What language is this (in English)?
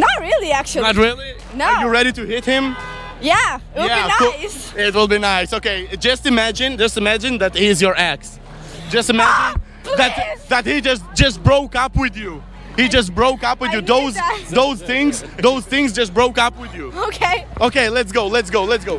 Hebrew